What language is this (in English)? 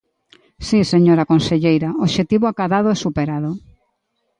Galician